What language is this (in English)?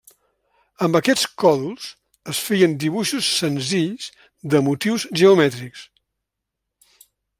Catalan